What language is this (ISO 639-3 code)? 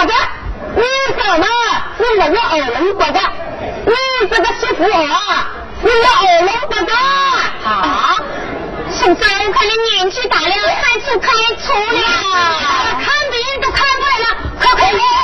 zho